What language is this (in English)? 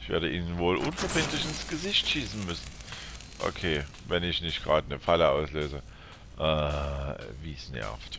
German